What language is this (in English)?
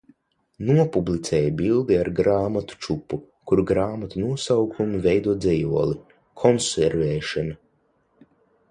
Latvian